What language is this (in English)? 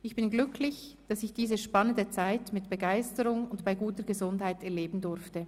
Swiss German